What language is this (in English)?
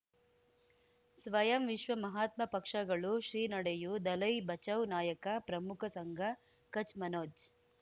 Kannada